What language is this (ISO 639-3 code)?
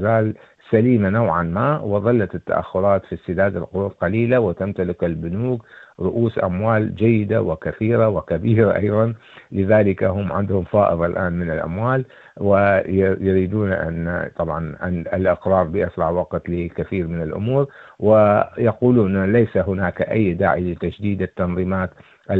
ara